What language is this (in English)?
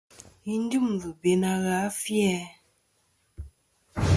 Kom